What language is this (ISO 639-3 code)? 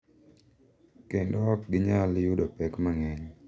luo